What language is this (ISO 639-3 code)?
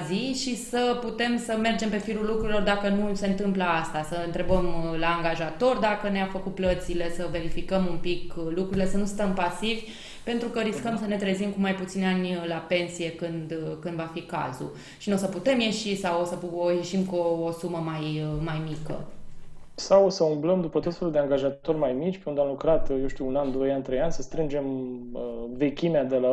ron